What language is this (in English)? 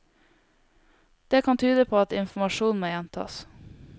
Norwegian